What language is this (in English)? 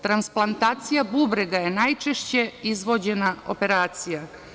Serbian